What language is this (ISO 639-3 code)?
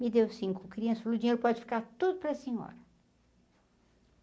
por